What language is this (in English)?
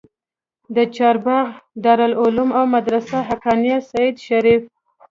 Pashto